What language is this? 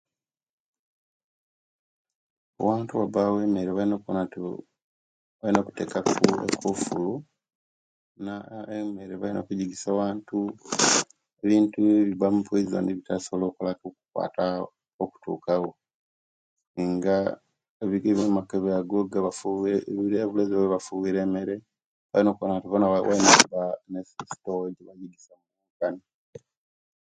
Kenyi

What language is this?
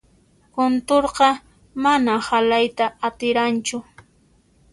Puno Quechua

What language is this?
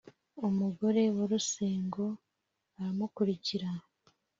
Kinyarwanda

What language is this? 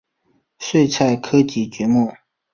Chinese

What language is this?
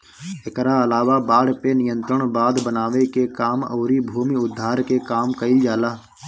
Bhojpuri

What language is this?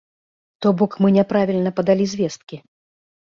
Belarusian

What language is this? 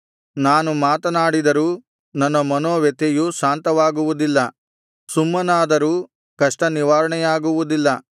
Kannada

